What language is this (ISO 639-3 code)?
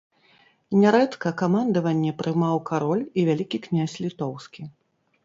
bel